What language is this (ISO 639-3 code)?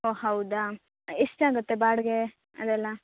kan